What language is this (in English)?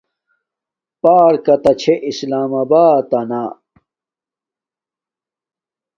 Domaaki